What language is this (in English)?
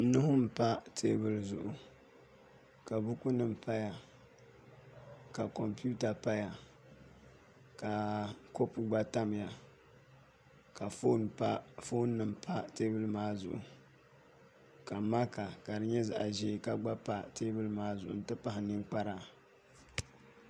Dagbani